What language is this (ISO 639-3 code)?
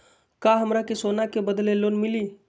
mag